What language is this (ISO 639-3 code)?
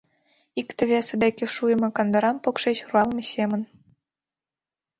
chm